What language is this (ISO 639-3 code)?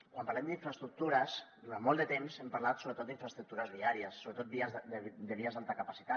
cat